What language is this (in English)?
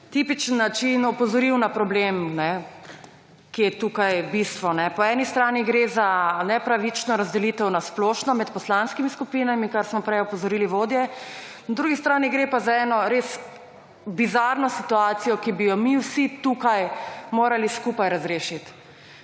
Slovenian